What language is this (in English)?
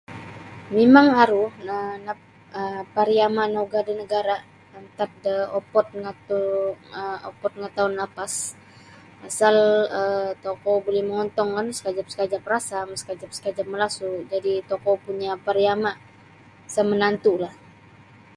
Sabah Bisaya